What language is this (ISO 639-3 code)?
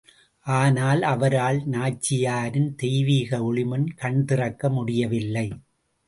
tam